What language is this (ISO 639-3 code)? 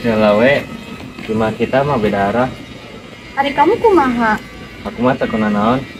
ind